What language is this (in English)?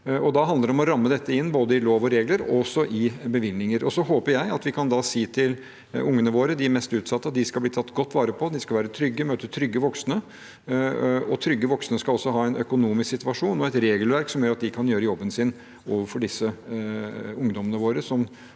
Norwegian